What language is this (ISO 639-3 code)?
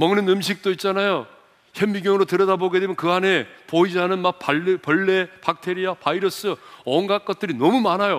kor